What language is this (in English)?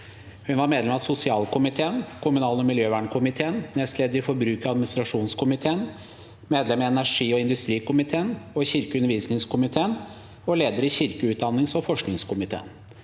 Norwegian